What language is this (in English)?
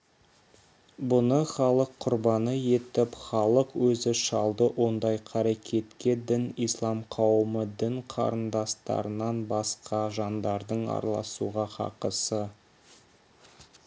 Kazakh